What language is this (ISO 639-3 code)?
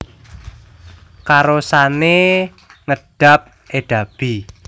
jav